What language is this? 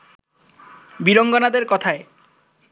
Bangla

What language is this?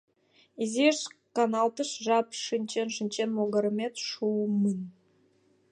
Mari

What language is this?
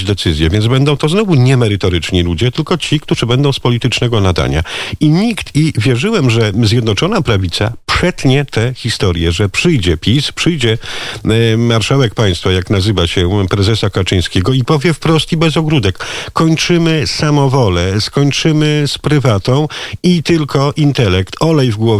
Polish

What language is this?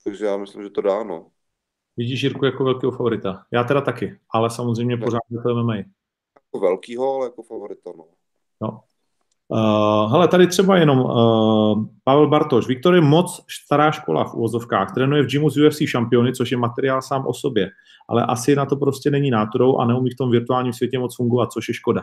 Czech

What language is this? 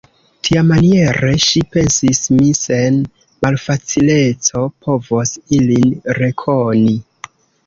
Esperanto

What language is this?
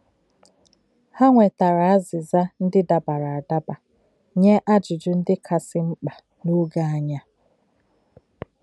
Igbo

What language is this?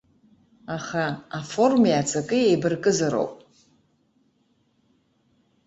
Abkhazian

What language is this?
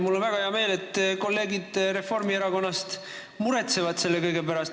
Estonian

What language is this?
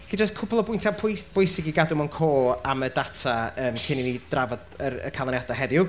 Welsh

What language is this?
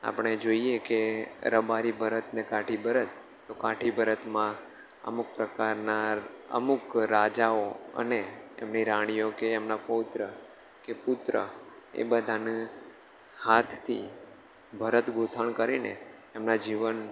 Gujarati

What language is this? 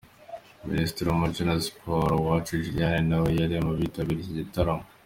Kinyarwanda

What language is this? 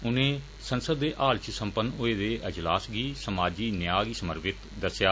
Dogri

